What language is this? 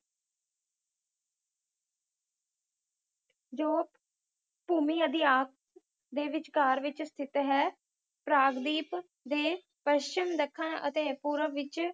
Punjabi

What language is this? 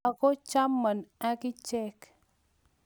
Kalenjin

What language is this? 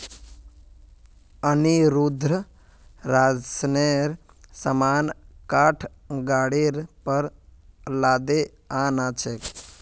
Magahi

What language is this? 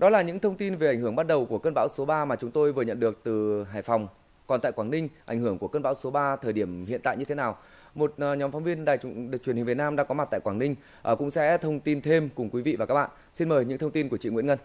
Vietnamese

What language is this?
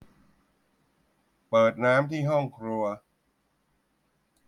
Thai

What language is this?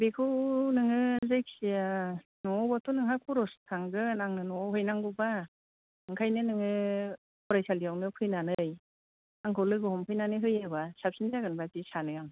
Bodo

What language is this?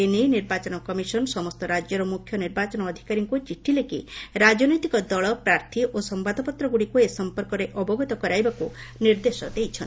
Odia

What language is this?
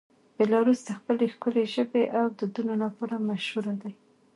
Pashto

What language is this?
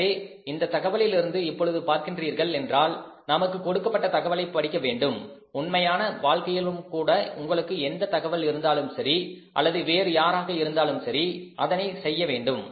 Tamil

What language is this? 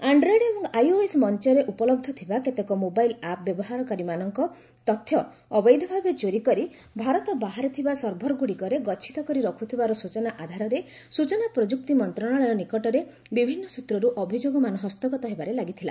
Odia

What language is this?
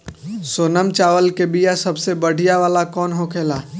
Bhojpuri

